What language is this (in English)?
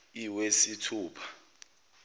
Zulu